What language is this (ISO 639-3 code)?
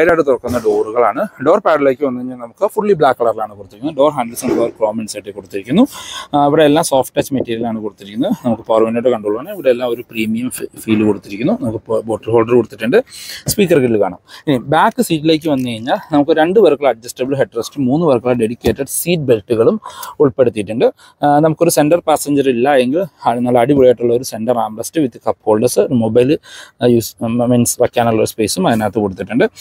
mal